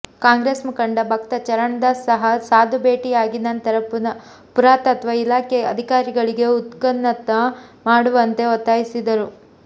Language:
Kannada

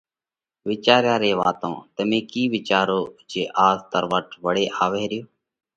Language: Parkari Koli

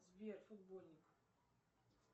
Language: Russian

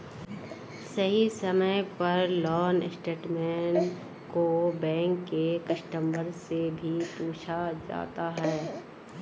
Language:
Magahi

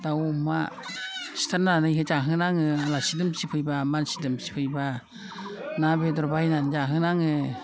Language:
Bodo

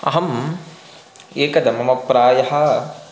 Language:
Sanskrit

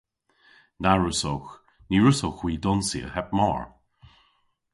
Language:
Cornish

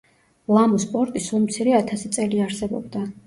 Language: Georgian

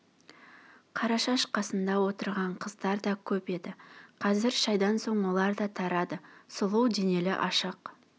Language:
Kazakh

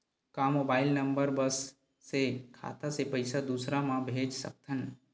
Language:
Chhattisgarhi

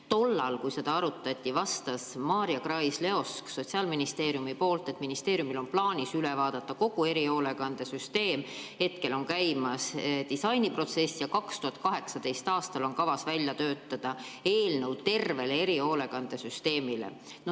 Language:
Estonian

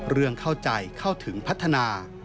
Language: Thai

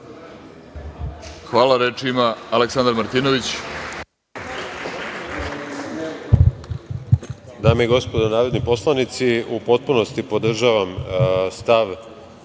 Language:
Serbian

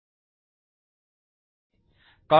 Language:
Kannada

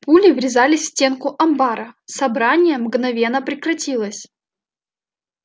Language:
Russian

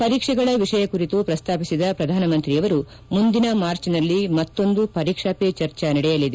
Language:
Kannada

